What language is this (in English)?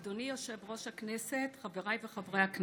Hebrew